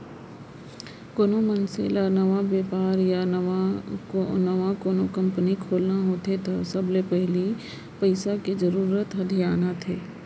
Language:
Chhattisgarhi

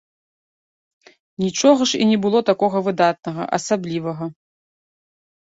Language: Belarusian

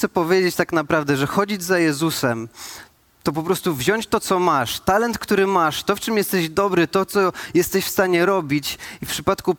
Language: Polish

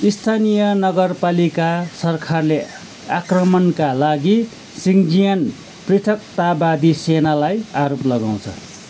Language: Nepali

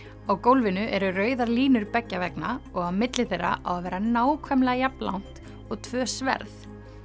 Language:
Icelandic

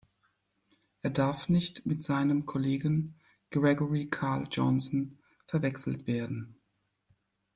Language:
German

